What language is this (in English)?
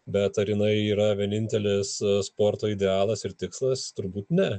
Lithuanian